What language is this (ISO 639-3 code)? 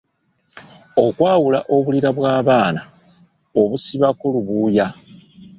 lug